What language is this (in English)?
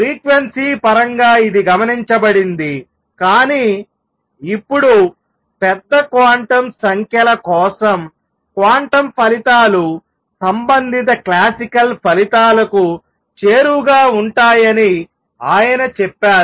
Telugu